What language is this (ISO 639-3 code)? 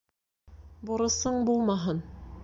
bak